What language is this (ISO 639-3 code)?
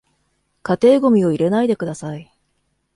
jpn